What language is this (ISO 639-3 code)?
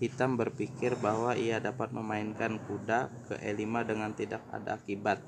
ind